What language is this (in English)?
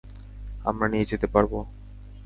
Bangla